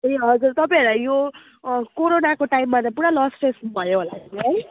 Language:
Nepali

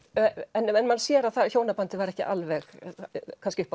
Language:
Icelandic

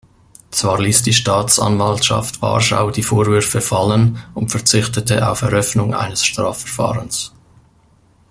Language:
German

